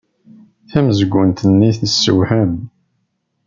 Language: Kabyle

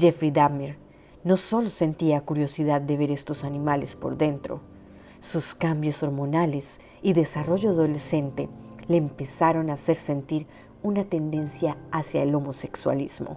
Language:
Spanish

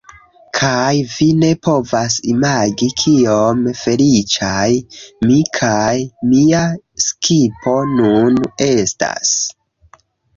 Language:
Esperanto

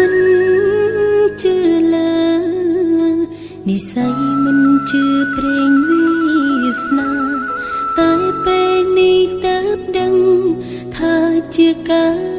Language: Khmer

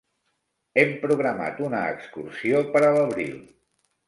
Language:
Catalan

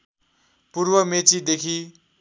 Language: Nepali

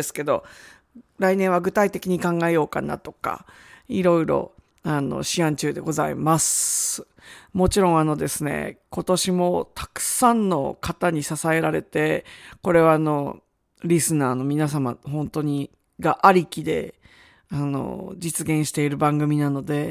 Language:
Japanese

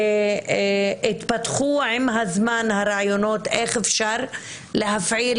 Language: Hebrew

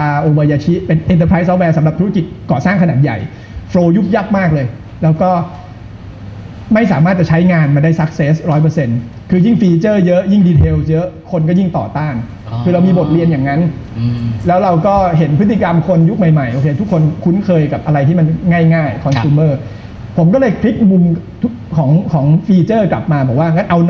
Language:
Thai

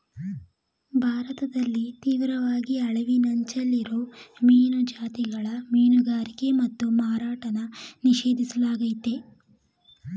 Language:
Kannada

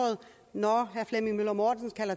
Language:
Danish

